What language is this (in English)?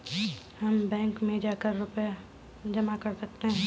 Hindi